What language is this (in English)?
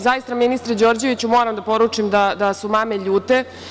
Serbian